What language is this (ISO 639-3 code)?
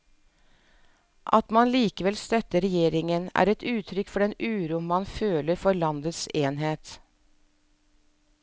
nor